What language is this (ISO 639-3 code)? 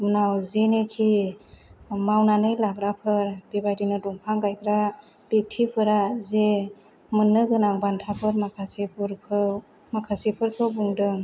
brx